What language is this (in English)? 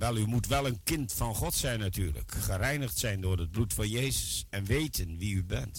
Dutch